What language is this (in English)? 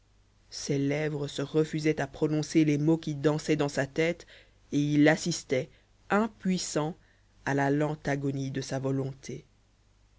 French